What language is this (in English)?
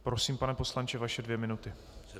Czech